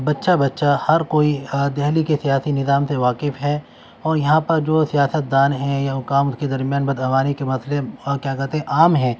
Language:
Urdu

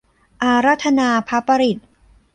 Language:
Thai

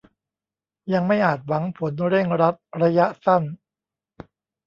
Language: Thai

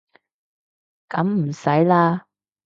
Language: Cantonese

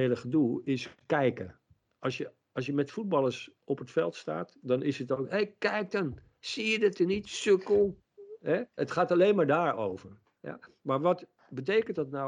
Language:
Dutch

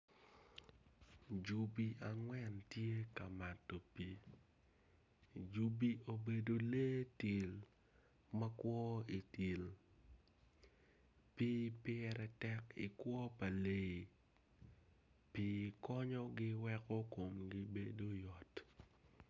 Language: Acoli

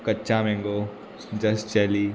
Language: Konkani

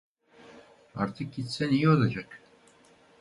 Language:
Turkish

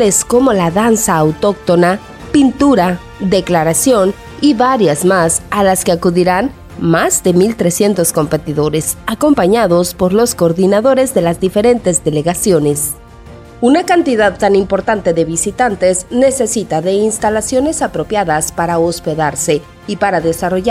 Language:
Spanish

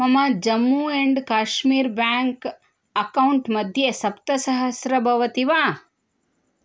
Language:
Sanskrit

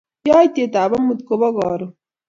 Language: Kalenjin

